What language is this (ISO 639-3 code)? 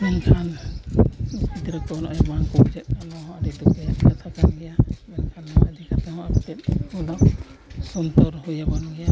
sat